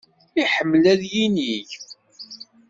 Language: Kabyle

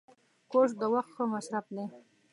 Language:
Pashto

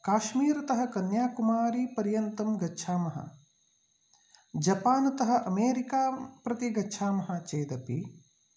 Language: Sanskrit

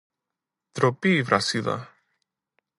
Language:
Greek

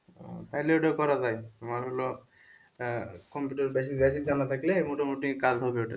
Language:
Bangla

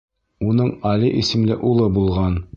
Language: Bashkir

